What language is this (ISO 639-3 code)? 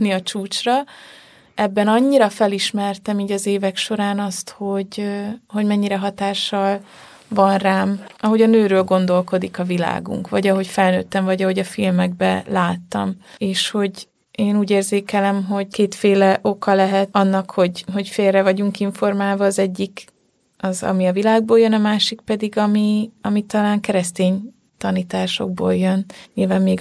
hun